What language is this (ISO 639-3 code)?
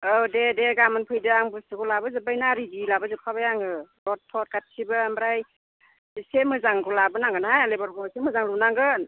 brx